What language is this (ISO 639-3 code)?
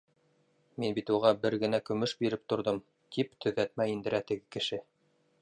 bak